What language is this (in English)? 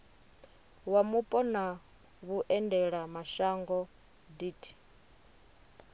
Venda